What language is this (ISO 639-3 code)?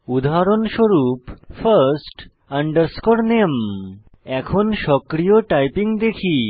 ben